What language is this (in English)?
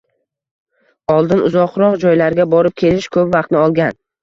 Uzbek